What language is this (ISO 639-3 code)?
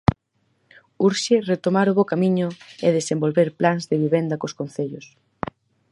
glg